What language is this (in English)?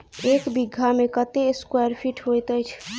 Maithili